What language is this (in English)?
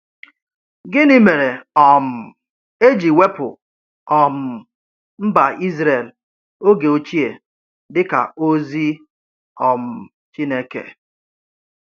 Igbo